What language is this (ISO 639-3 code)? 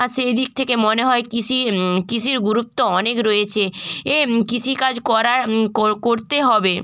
ben